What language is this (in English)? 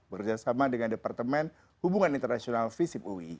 Indonesian